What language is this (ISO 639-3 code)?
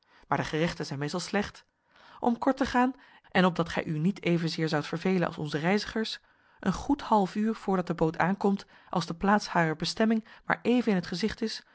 nld